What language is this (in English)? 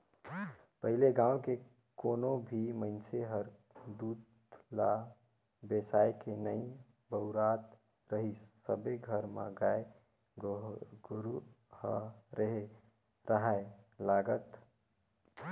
Chhattisgarhi